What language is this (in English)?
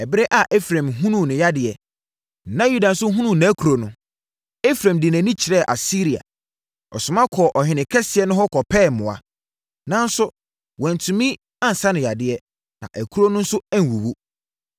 Akan